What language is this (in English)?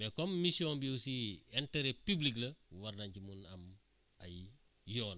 Wolof